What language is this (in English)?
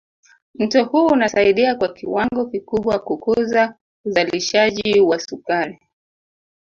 Swahili